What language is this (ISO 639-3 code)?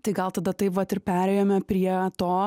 lit